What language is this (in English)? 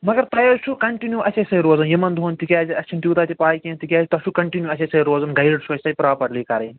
Kashmiri